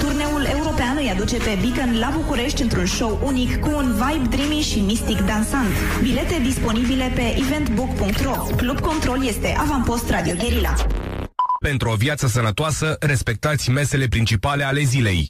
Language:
Romanian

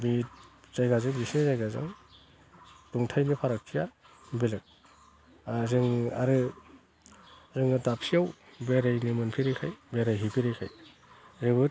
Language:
Bodo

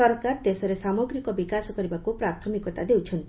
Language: Odia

